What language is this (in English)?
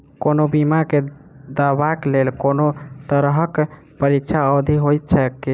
Maithili